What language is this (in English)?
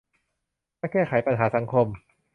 Thai